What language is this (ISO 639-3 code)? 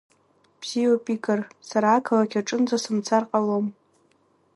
abk